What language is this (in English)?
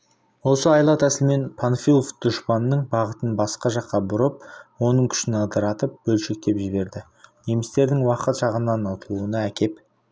Kazakh